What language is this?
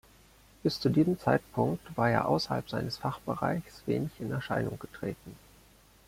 German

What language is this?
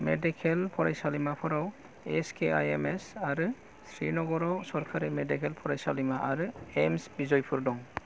Bodo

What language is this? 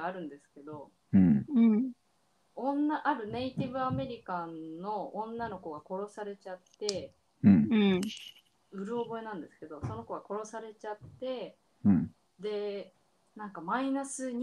Japanese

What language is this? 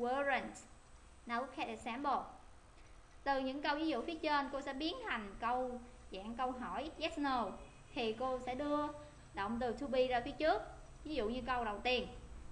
Vietnamese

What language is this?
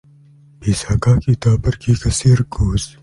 Indonesian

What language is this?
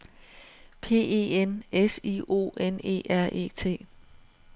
Danish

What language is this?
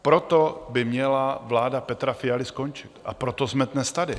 Czech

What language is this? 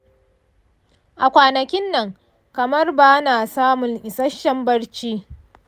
Hausa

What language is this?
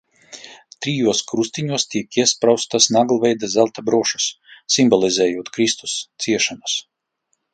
Latvian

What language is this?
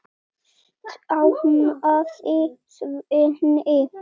Icelandic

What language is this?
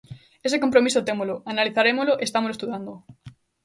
Galician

